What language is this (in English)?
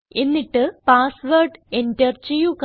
Malayalam